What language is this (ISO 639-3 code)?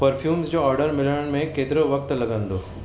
snd